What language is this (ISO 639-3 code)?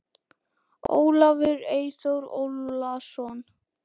isl